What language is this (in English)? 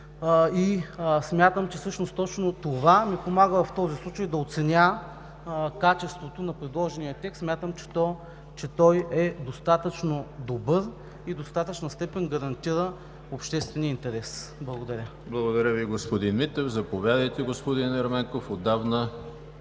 Bulgarian